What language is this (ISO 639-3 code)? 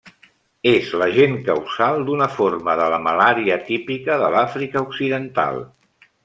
cat